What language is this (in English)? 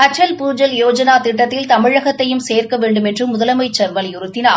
Tamil